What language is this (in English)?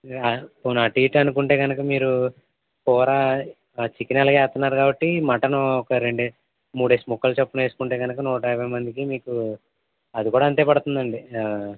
Telugu